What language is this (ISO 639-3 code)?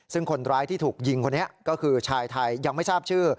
tha